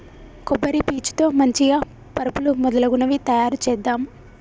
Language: Telugu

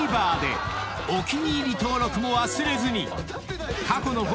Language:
Japanese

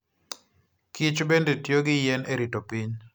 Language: Luo (Kenya and Tanzania)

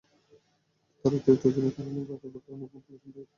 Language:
Bangla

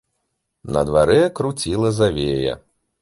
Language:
Belarusian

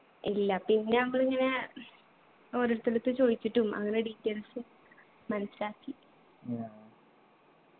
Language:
Malayalam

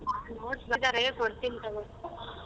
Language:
Kannada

